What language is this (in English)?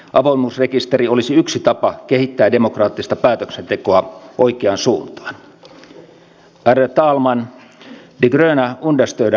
Finnish